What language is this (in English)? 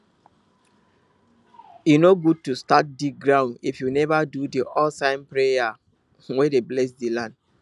Nigerian Pidgin